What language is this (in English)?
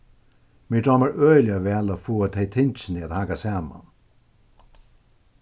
Faroese